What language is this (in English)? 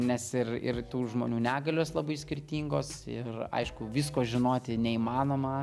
Lithuanian